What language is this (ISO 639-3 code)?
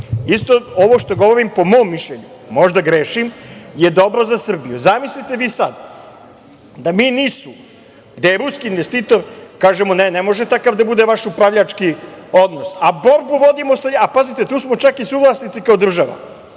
srp